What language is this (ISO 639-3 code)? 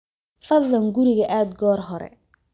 som